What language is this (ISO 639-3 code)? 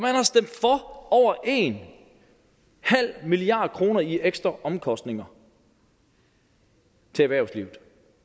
dan